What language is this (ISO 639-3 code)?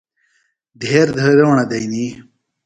phl